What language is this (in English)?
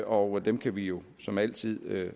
Danish